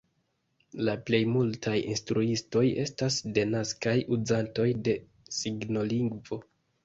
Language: Esperanto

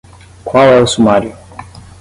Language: Portuguese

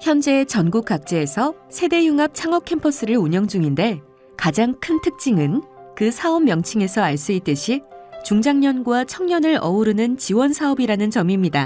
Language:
Korean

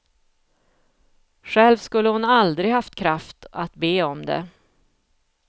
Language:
Swedish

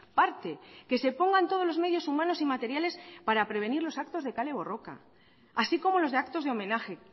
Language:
Spanish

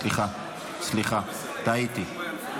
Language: Hebrew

